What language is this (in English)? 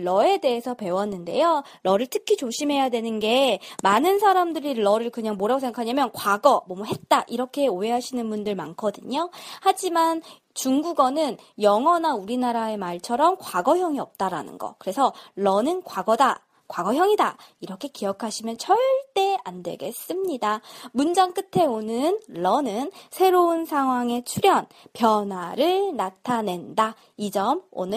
Korean